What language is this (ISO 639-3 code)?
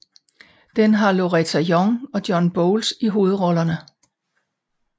dan